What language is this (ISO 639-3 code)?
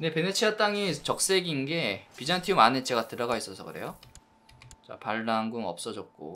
kor